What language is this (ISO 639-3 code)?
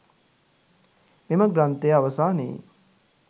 sin